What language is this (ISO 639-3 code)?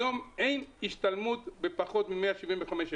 heb